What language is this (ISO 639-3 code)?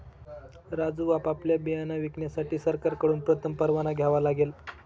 mar